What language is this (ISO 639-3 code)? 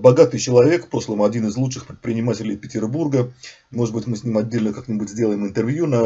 rus